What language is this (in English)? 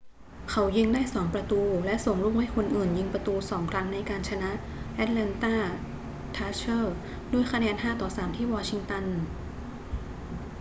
Thai